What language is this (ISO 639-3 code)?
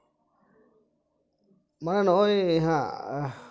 sat